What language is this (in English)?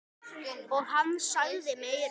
Icelandic